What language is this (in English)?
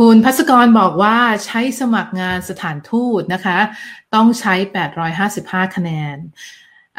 Thai